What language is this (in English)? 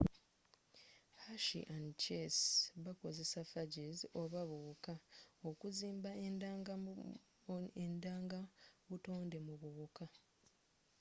Ganda